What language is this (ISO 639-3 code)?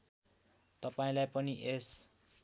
nep